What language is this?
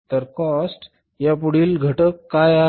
Marathi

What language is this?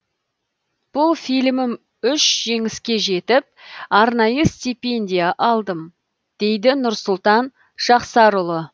Kazakh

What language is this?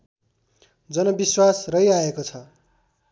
Nepali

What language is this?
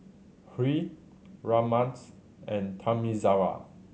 English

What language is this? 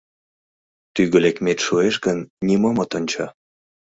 Mari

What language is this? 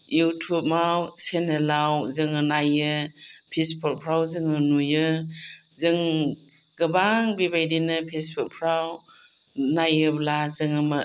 Bodo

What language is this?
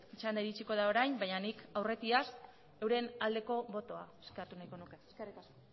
Basque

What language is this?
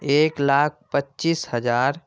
Urdu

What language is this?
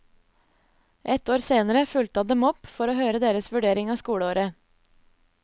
Norwegian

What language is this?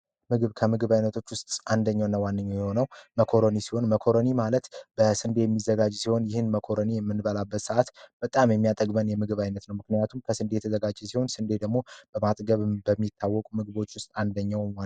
Amharic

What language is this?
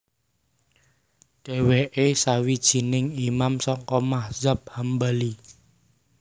Javanese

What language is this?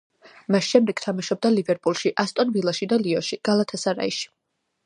Georgian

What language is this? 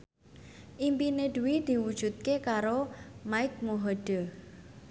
Javanese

